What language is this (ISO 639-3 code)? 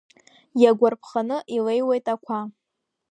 abk